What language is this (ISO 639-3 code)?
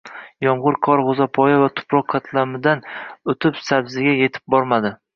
uzb